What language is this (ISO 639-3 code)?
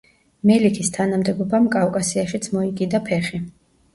kat